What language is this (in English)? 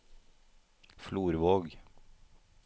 Norwegian